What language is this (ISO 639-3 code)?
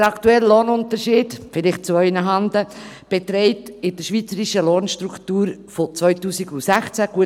gsw